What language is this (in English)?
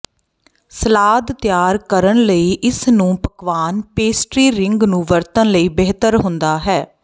Punjabi